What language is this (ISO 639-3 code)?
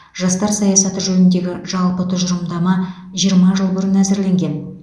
kaz